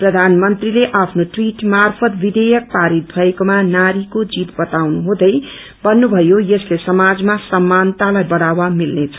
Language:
Nepali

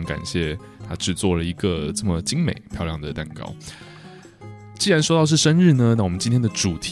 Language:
Chinese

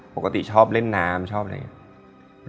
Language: Thai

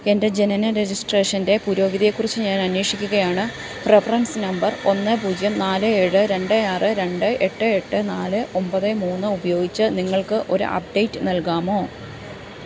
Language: Malayalam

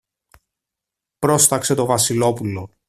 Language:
Greek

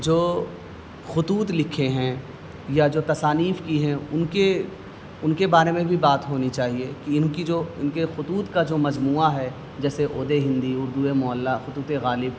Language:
Urdu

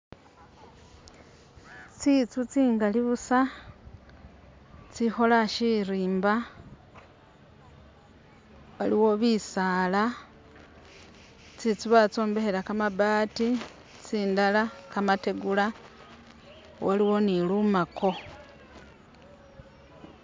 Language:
Masaaba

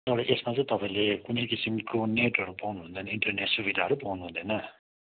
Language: Nepali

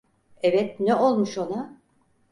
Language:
Turkish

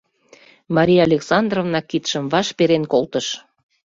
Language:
Mari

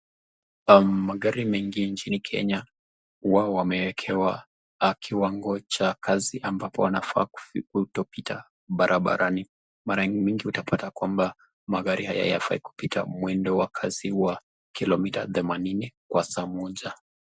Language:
Swahili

